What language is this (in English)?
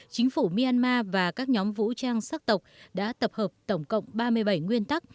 Vietnamese